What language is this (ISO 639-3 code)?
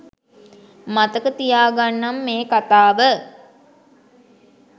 sin